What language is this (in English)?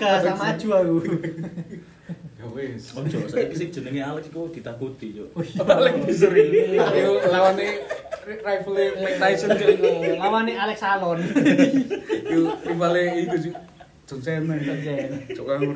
Indonesian